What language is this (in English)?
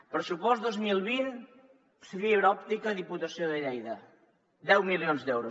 Catalan